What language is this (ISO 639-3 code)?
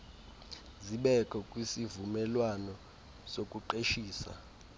xho